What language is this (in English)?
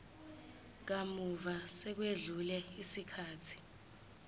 Zulu